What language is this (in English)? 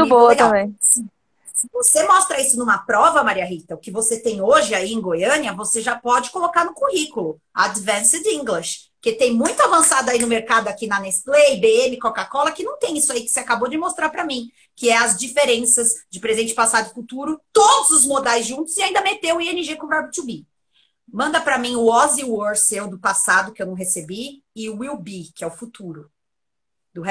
Portuguese